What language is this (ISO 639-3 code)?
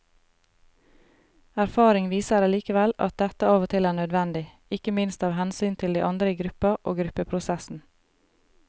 nor